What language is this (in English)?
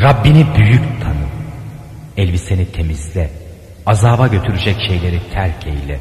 Turkish